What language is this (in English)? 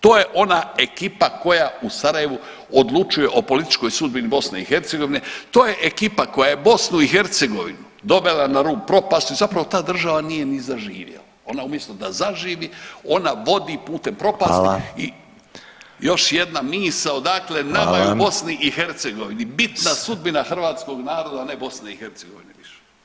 Croatian